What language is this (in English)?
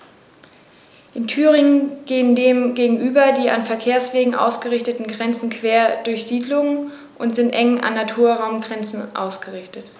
German